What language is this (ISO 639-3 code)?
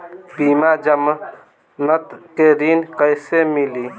bho